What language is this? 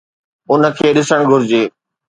Sindhi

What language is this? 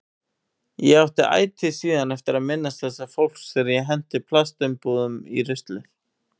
Icelandic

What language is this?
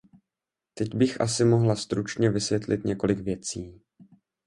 Czech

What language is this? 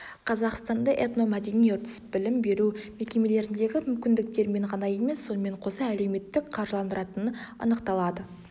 Kazakh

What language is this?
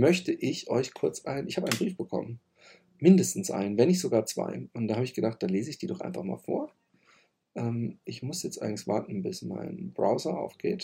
German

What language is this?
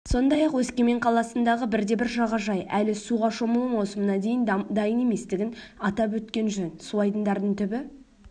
Kazakh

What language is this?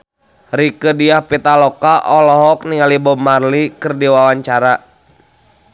Sundanese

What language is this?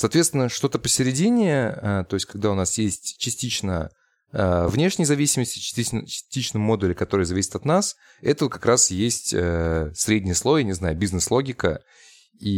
Russian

